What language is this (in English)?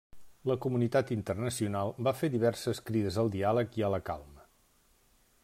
Catalan